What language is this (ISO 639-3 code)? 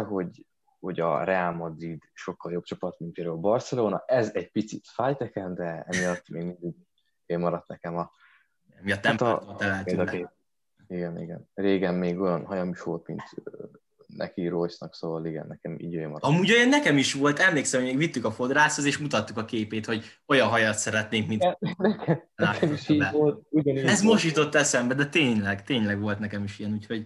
hun